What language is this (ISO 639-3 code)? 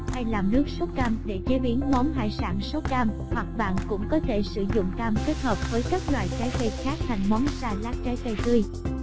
vie